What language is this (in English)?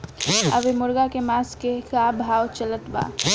Bhojpuri